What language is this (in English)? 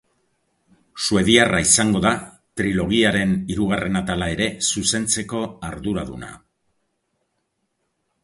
Basque